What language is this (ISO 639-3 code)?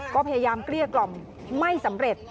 tha